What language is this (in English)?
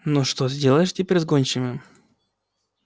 Russian